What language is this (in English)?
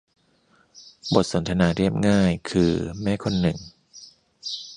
Thai